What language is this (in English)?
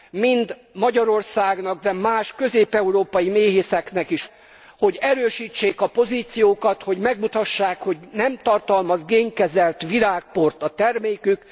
Hungarian